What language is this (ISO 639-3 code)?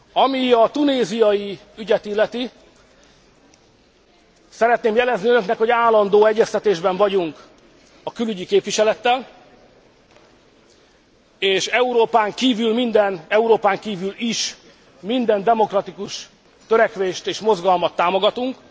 hun